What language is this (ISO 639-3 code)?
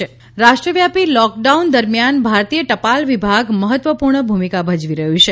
guj